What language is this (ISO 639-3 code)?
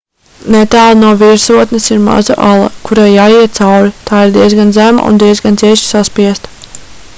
lav